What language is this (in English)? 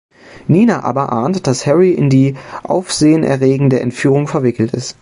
German